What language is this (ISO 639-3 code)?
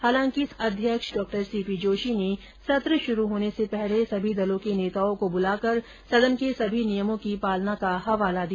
hin